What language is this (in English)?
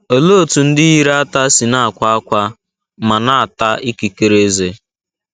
Igbo